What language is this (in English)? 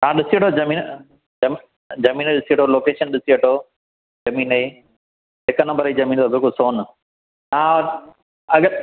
Sindhi